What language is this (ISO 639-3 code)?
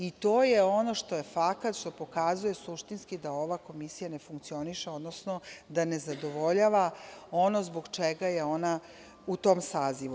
srp